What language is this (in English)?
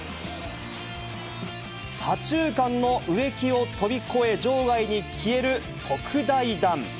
Japanese